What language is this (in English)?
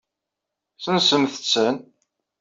Kabyle